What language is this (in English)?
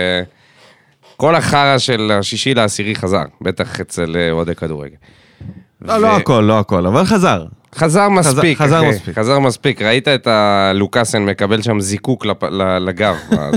Hebrew